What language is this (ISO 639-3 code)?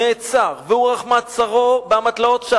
heb